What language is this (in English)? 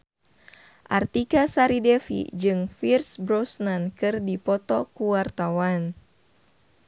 Sundanese